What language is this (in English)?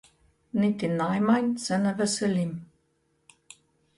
Slovenian